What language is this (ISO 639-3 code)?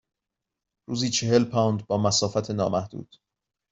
fas